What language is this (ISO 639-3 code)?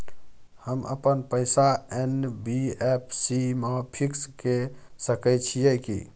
mai